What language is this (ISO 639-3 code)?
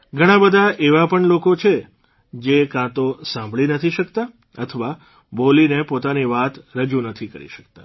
guj